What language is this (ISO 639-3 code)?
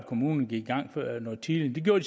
dan